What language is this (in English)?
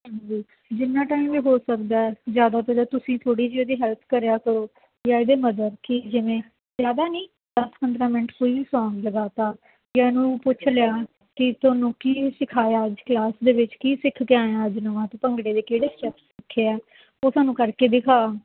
Punjabi